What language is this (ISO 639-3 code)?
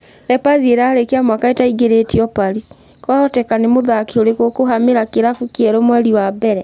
kik